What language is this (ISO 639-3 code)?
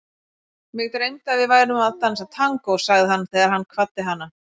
isl